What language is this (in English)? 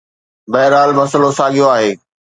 Sindhi